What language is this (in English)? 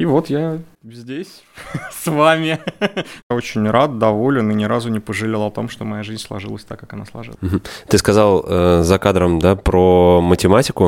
Russian